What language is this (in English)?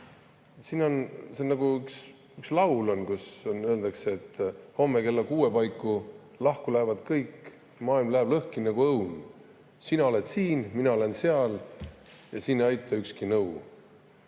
Estonian